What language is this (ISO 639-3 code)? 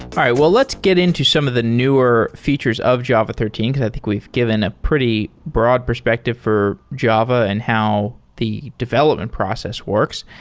eng